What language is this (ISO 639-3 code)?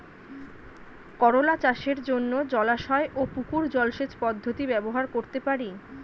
ben